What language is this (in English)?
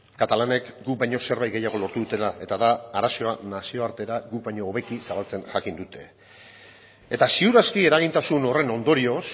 Basque